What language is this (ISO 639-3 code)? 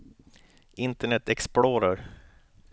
swe